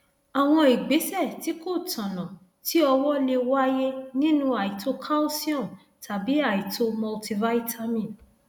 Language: Yoruba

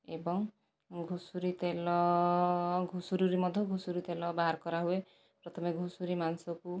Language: Odia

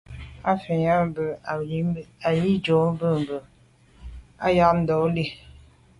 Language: Medumba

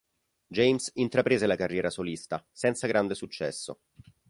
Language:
Italian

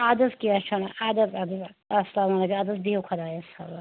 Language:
Kashmiri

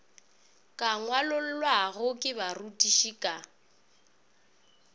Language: Northern Sotho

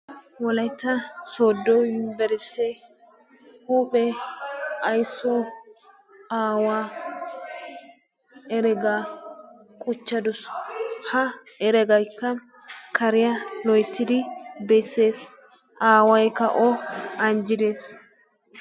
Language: Wolaytta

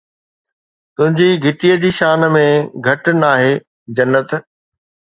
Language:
Sindhi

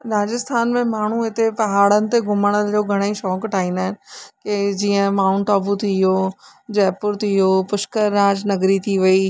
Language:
Sindhi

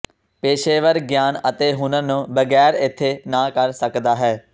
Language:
Punjabi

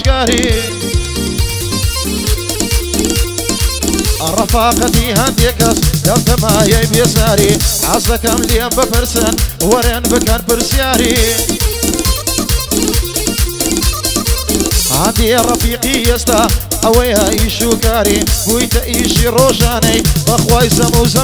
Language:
Arabic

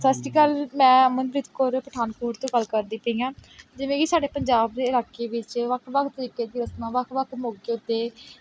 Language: Punjabi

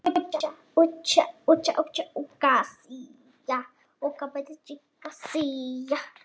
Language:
Icelandic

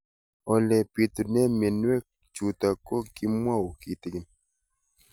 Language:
Kalenjin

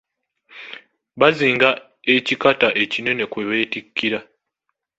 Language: Ganda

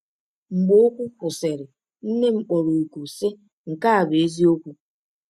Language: Igbo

